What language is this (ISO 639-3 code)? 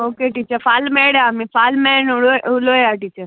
kok